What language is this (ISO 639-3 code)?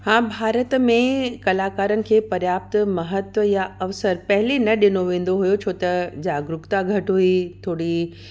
snd